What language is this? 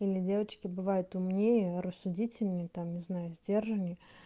Russian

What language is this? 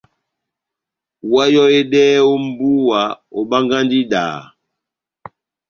Batanga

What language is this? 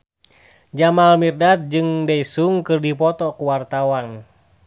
Sundanese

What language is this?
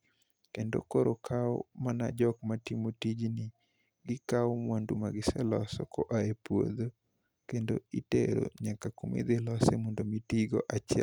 Luo (Kenya and Tanzania)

